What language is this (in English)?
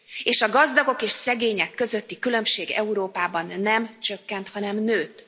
Hungarian